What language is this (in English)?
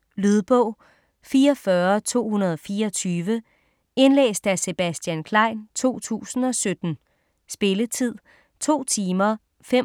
Danish